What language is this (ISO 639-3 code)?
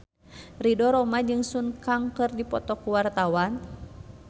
sun